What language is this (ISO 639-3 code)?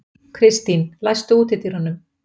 isl